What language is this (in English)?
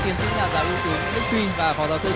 Vietnamese